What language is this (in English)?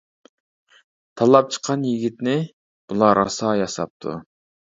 Uyghur